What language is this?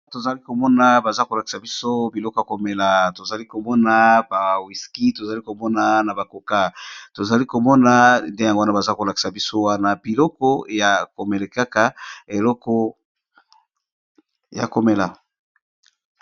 Lingala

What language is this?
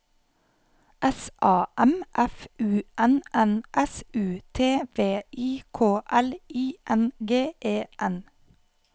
Norwegian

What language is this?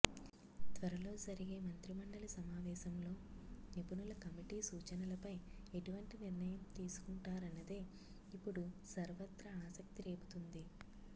Telugu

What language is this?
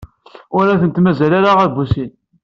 Kabyle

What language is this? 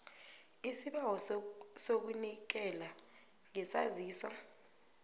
South Ndebele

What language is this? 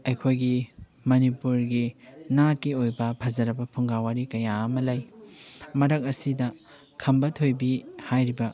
Manipuri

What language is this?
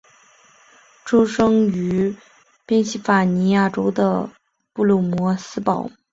Chinese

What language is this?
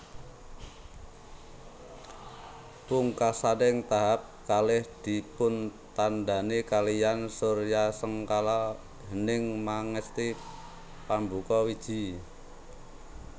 Javanese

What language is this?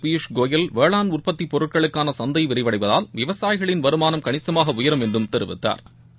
Tamil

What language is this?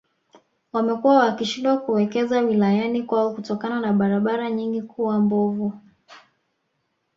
Swahili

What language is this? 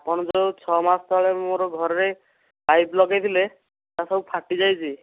Odia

